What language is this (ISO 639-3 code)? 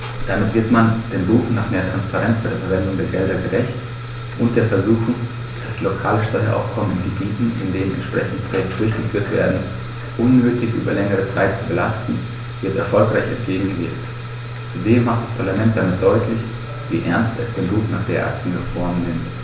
deu